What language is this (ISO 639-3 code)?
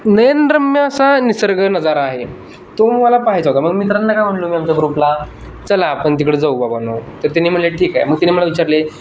mar